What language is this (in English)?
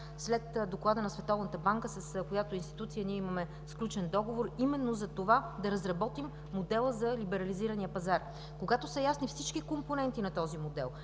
Bulgarian